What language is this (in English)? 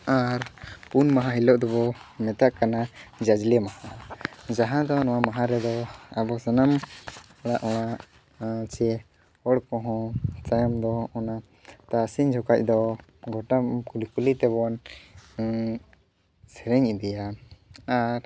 Santali